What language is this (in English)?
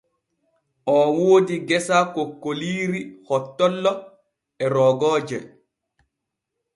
Borgu Fulfulde